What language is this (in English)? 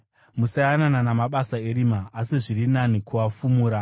Shona